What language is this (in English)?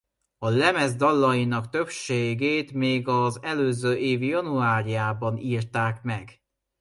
Hungarian